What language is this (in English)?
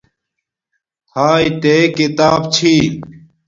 Domaaki